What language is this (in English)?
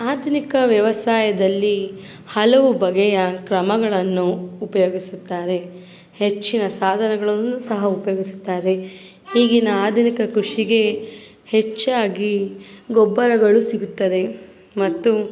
Kannada